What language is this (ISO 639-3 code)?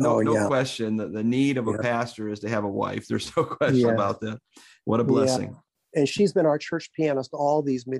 eng